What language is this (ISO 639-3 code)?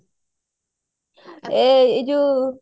ori